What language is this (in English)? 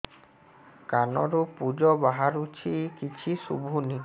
Odia